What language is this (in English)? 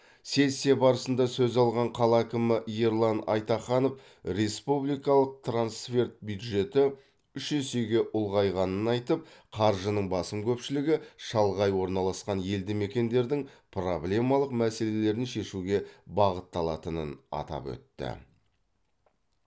Kazakh